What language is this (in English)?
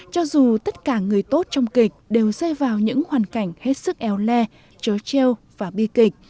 Vietnamese